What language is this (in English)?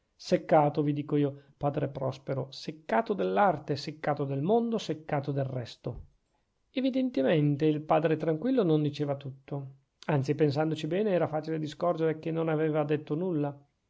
Italian